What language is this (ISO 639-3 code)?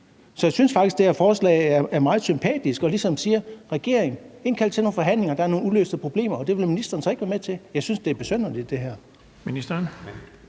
dan